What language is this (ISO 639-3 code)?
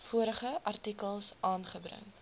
afr